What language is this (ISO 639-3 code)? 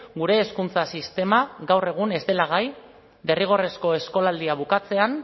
eus